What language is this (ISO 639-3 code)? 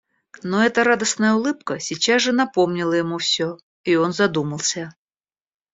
rus